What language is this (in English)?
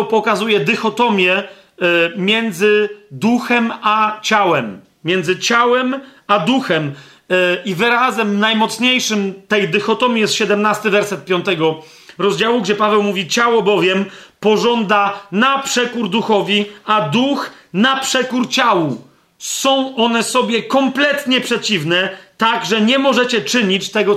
Polish